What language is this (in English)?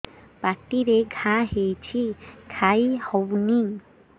Odia